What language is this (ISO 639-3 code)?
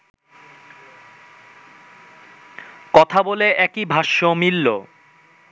ben